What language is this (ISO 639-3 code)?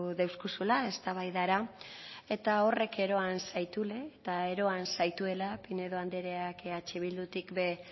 eus